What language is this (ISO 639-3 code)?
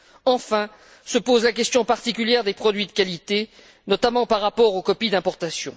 fra